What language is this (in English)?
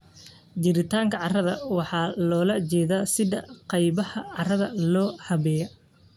Somali